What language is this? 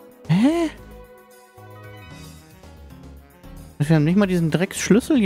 German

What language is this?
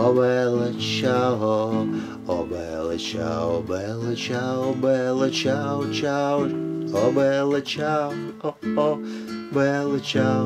Russian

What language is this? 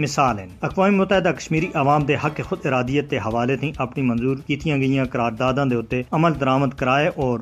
Urdu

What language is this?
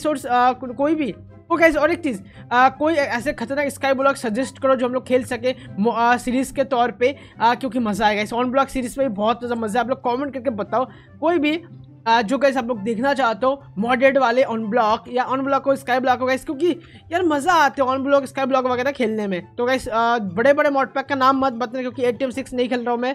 Hindi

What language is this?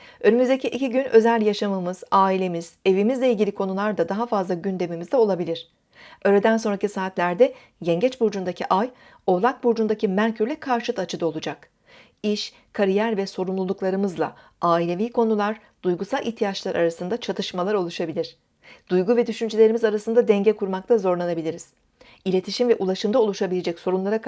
Turkish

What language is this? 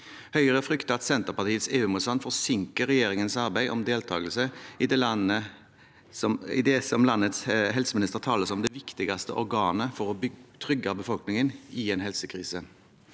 Norwegian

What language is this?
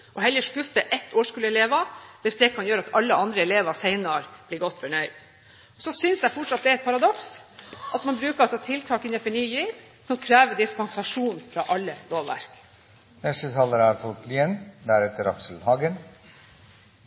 Norwegian Bokmål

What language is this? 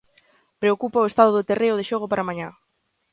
Galician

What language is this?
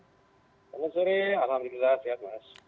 Indonesian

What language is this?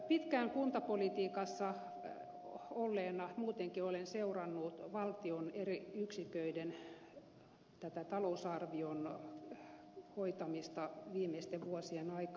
Finnish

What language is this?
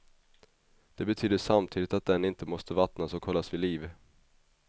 Swedish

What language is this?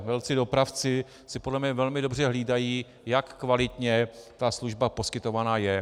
Czech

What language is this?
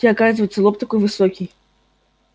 Russian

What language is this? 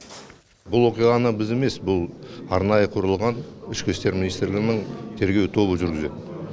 Kazakh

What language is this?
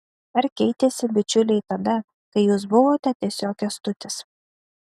Lithuanian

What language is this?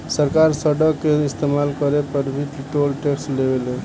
Bhojpuri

